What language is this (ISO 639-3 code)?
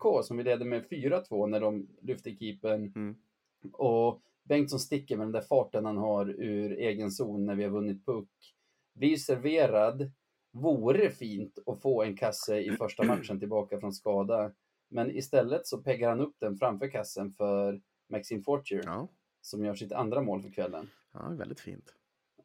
swe